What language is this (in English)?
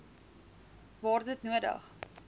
Afrikaans